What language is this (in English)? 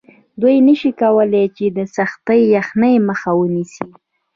Pashto